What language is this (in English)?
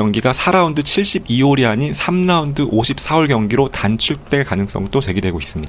Korean